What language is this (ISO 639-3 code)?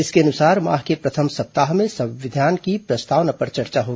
hin